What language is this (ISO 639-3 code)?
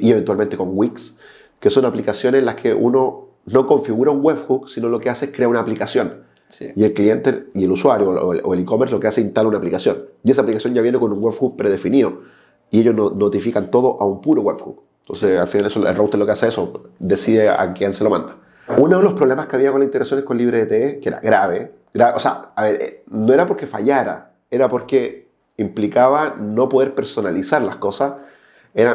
spa